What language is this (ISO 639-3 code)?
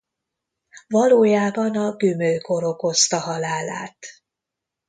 hun